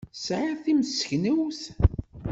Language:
Kabyle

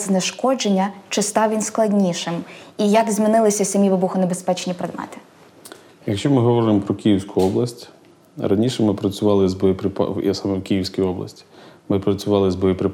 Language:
Ukrainian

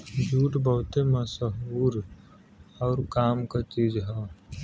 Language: Bhojpuri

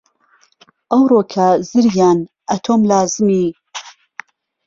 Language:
Central Kurdish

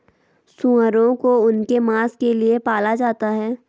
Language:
Hindi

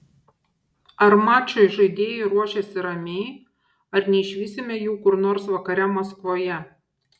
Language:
Lithuanian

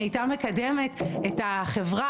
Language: Hebrew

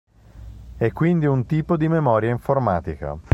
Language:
Italian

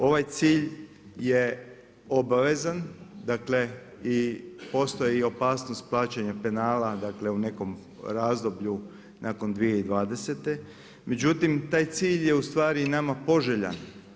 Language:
Croatian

